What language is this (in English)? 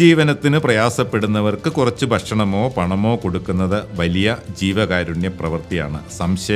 Malayalam